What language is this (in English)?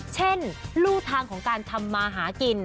Thai